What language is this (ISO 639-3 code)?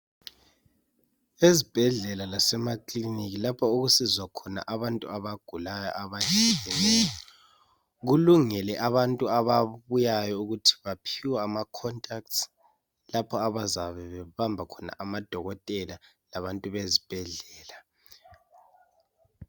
nde